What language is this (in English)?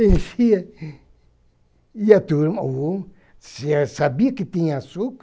Portuguese